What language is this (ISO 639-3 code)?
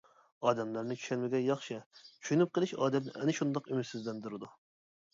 uig